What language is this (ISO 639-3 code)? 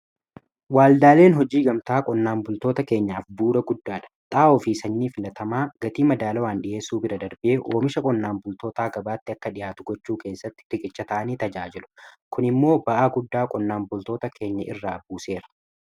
orm